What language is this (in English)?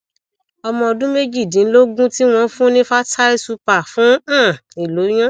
Yoruba